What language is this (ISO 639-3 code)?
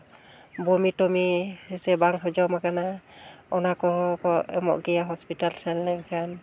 sat